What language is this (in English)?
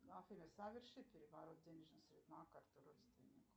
Russian